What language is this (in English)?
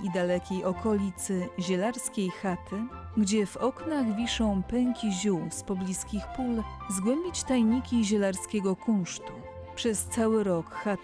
Polish